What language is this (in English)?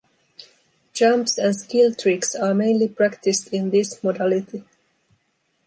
English